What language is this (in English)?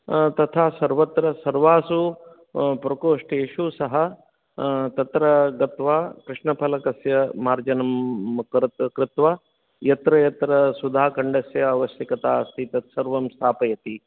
Sanskrit